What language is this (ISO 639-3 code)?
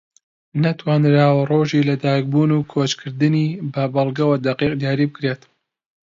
ckb